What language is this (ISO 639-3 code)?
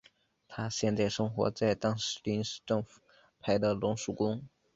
zho